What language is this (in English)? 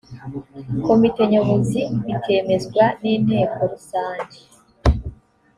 Kinyarwanda